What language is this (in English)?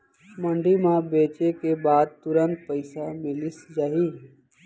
Chhattisgarhi